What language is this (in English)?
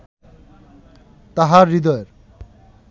Bangla